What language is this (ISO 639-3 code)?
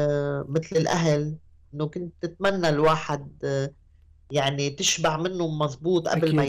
ara